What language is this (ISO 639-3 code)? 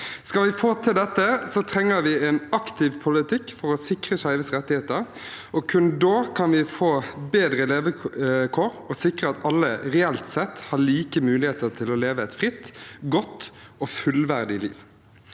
nor